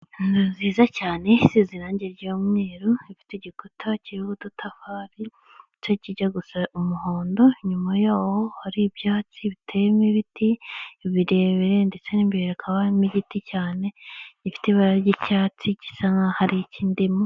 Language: Kinyarwanda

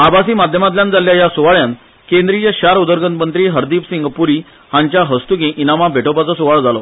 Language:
Konkani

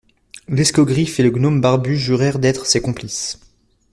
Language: French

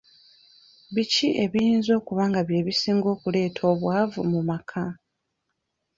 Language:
Ganda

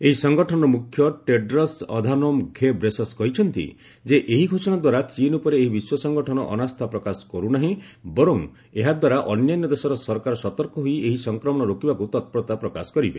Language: Odia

